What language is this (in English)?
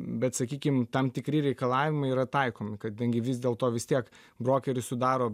Lithuanian